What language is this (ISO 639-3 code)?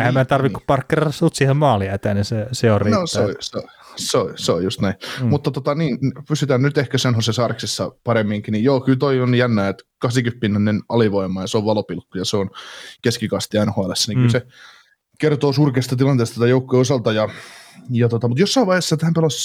fin